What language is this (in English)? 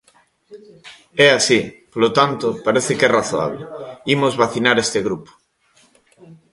Galician